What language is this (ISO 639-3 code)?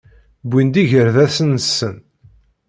kab